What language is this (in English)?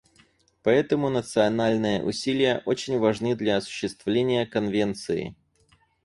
Russian